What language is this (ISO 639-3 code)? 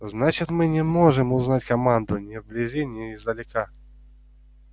rus